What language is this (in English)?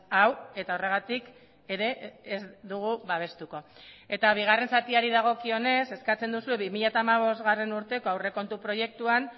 Basque